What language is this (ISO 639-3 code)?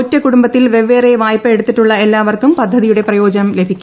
mal